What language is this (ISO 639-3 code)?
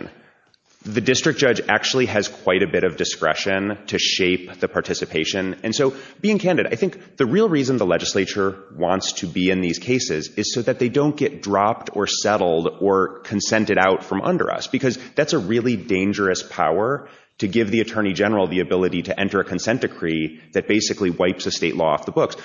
eng